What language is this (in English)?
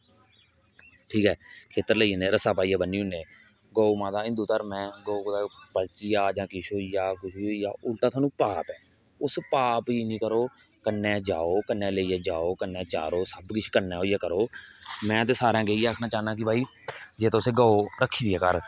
Dogri